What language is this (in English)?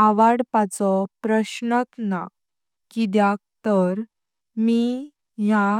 Konkani